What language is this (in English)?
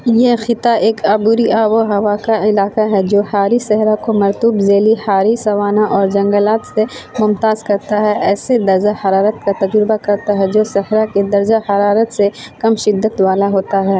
Urdu